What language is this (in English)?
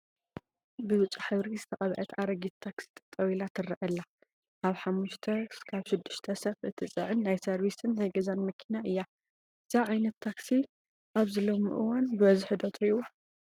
Tigrinya